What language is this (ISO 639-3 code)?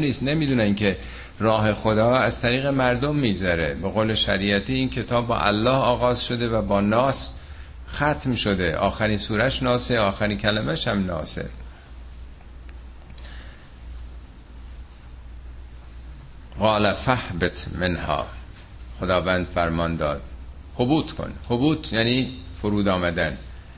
fas